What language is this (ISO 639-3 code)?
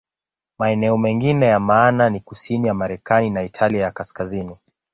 swa